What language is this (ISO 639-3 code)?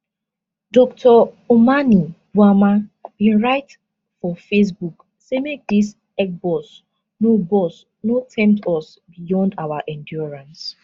pcm